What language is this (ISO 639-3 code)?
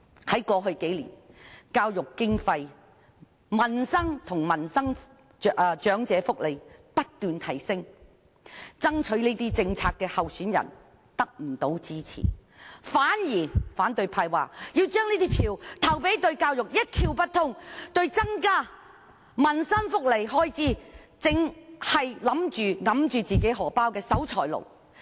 yue